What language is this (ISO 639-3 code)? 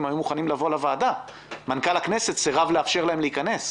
heb